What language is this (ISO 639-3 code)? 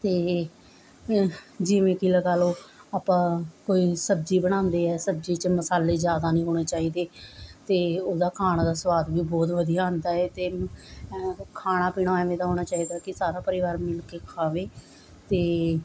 pan